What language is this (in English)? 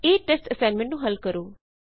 Punjabi